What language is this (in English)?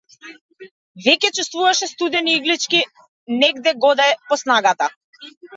Macedonian